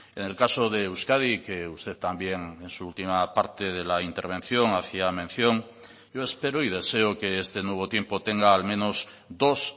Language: Spanish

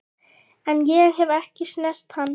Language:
Icelandic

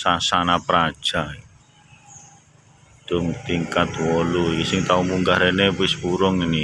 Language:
Indonesian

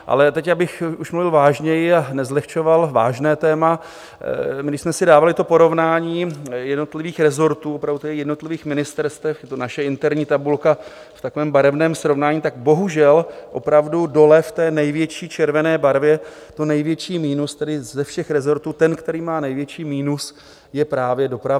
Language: Czech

